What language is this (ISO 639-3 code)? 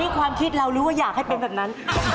tha